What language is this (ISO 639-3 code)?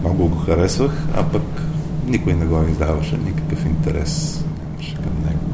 bul